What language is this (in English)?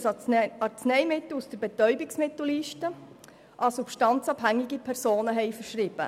Swiss German